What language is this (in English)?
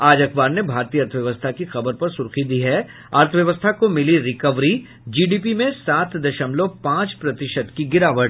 Hindi